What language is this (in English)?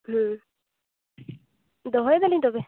Santali